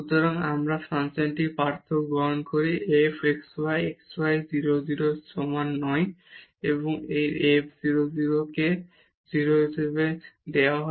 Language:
Bangla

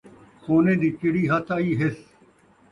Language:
Saraiki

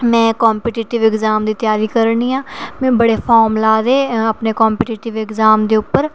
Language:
Dogri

